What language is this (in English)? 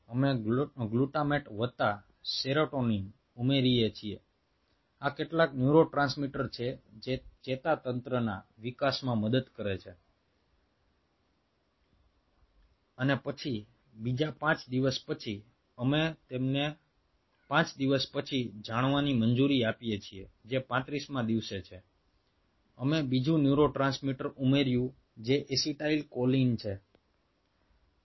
Gujarati